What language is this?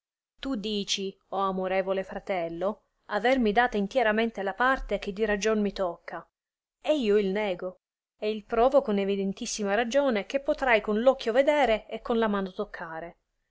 Italian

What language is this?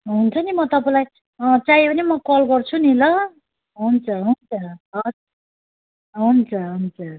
Nepali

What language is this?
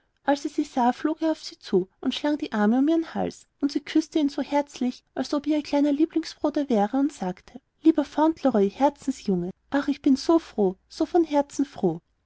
German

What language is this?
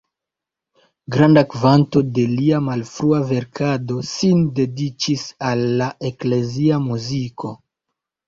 Esperanto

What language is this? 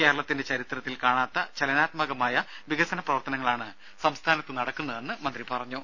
Malayalam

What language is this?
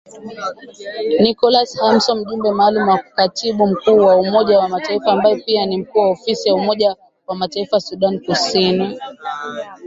Swahili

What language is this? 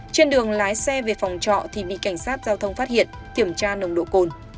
Vietnamese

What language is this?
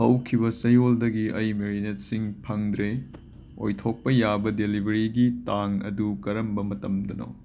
Manipuri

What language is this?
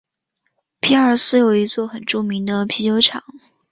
Chinese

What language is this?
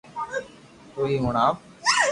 Loarki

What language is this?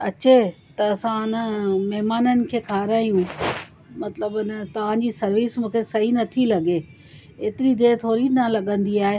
Sindhi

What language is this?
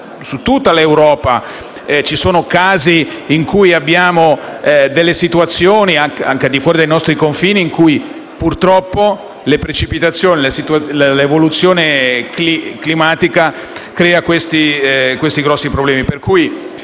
Italian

